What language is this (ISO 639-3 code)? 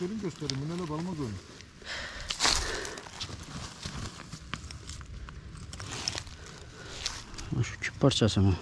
tur